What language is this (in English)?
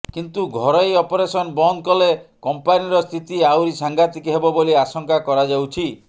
Odia